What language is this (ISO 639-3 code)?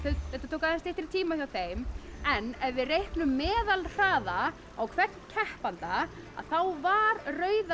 isl